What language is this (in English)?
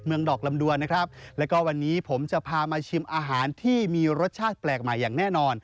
Thai